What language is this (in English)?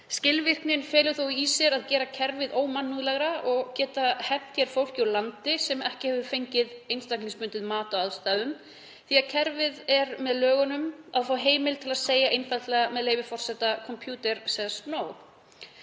Icelandic